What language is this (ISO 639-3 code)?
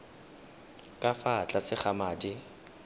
tsn